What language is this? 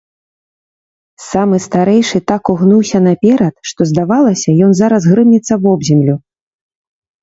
Belarusian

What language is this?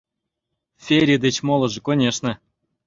Mari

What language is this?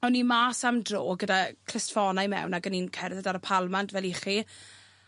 Welsh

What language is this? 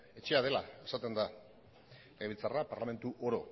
Basque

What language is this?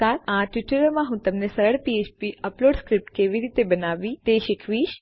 Gujarati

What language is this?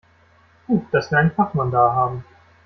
German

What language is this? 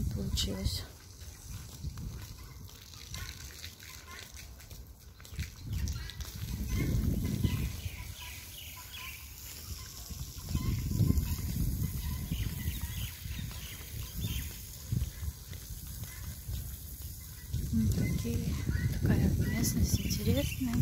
Russian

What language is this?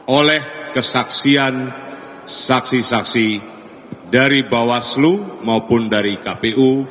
Indonesian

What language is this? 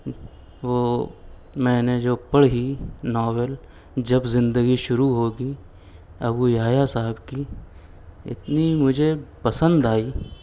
Urdu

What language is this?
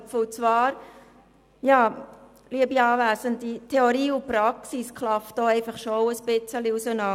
Swiss German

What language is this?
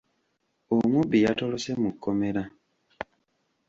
Ganda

